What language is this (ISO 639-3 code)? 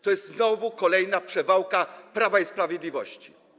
pol